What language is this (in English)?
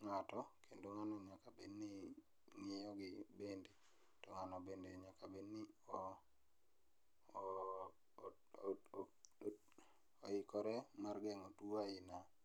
Luo (Kenya and Tanzania)